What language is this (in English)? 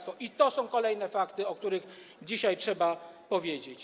Polish